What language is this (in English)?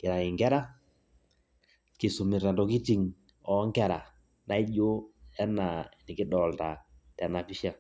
Masai